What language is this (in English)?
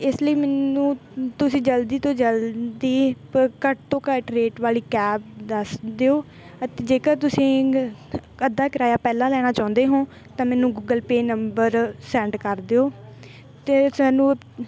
Punjabi